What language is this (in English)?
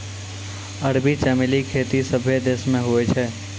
Maithili